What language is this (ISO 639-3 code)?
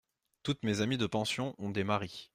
fra